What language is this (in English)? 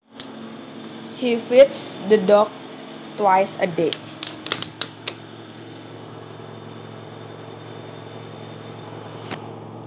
Javanese